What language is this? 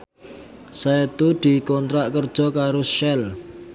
Javanese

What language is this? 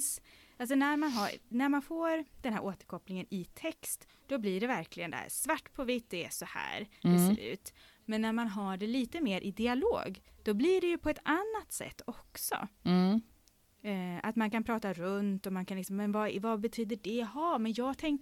Swedish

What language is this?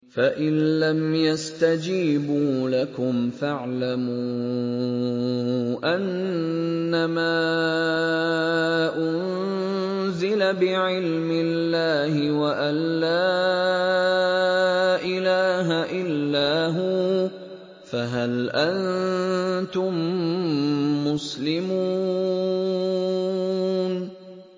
Arabic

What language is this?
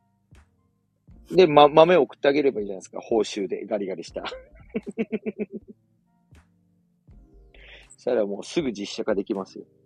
Japanese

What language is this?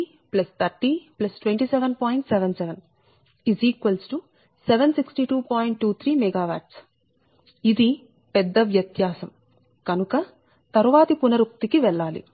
Telugu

